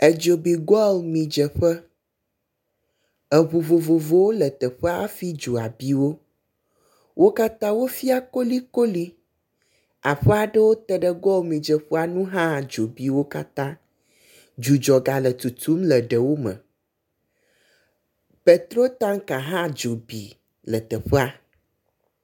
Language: Ewe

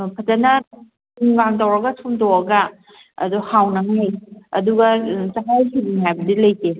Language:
Manipuri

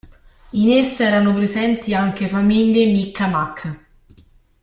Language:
Italian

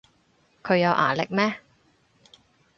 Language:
Cantonese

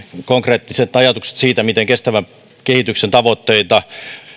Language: Finnish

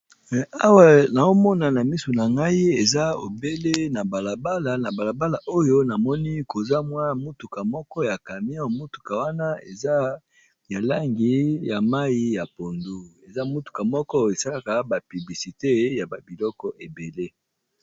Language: Lingala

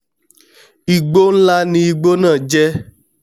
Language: Yoruba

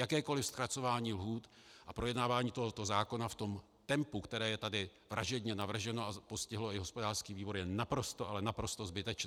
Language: Czech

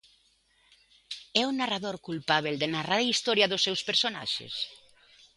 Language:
Galician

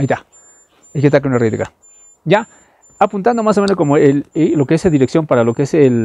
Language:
Spanish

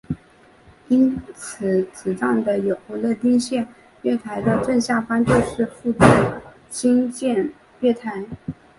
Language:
Chinese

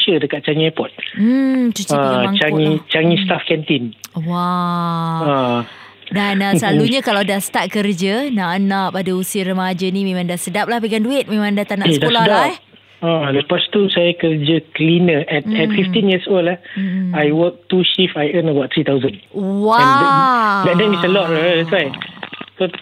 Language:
Malay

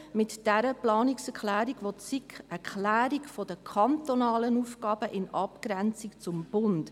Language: Swiss German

